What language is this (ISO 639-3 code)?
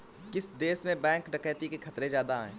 hin